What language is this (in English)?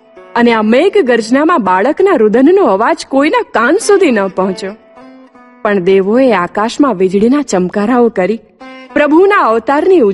Gujarati